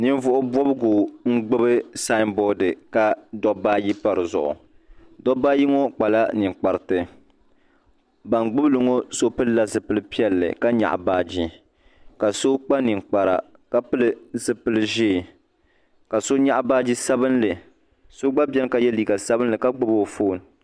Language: Dagbani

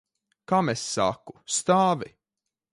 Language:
Latvian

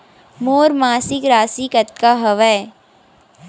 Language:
Chhattisgarhi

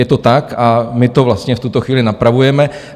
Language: Czech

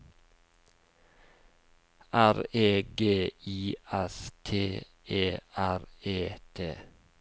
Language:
Norwegian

